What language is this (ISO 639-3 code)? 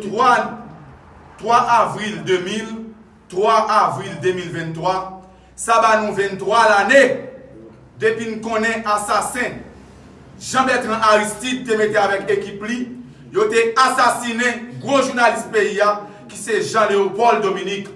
fra